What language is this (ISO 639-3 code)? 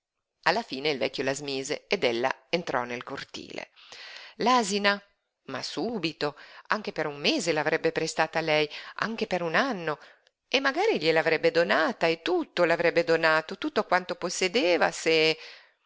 ita